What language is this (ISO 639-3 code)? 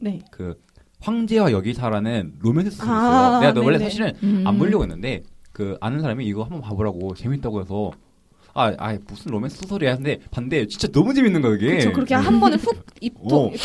kor